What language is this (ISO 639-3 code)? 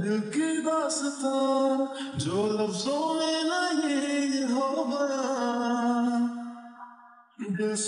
ara